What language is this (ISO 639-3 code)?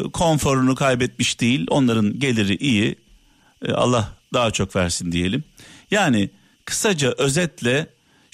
tur